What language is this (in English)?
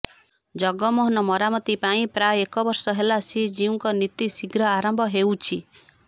Odia